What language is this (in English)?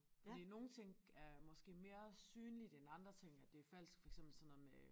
Danish